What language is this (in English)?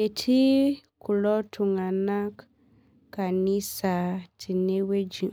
Masai